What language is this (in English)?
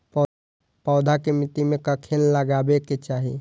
Maithili